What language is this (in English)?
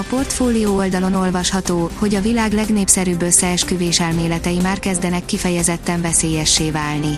Hungarian